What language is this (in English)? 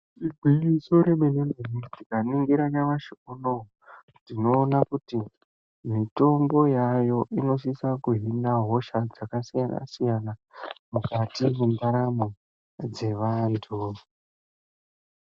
Ndau